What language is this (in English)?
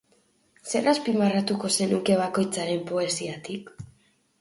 Basque